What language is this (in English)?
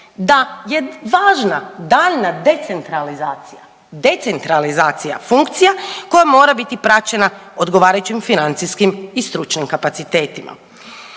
Croatian